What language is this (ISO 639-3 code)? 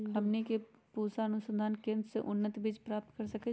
mag